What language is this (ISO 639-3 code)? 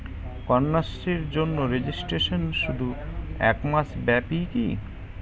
ben